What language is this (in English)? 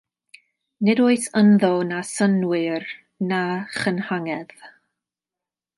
Welsh